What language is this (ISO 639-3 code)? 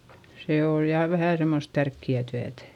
fin